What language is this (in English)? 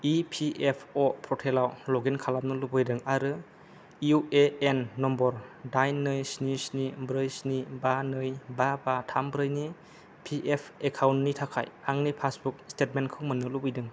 Bodo